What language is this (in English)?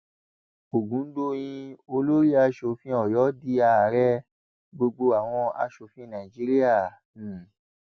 Yoruba